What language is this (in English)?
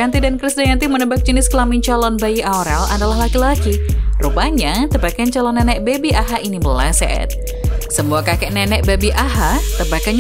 Indonesian